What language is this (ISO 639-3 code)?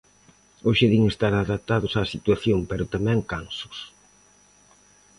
glg